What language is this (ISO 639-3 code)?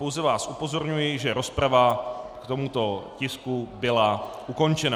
ces